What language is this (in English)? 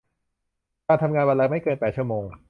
Thai